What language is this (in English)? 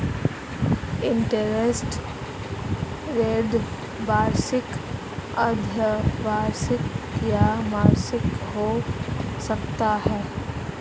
Hindi